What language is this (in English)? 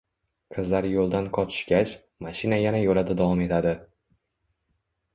Uzbek